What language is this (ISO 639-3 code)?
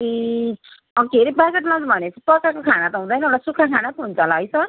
nep